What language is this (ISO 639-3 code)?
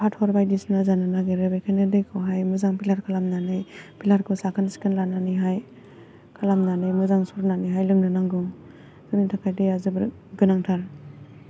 brx